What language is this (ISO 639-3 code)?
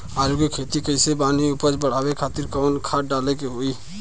bho